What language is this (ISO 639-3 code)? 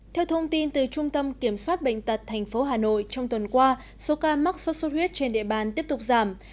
vie